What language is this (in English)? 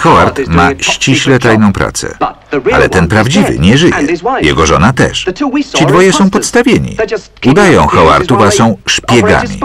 Polish